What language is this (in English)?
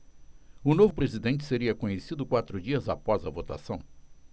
Portuguese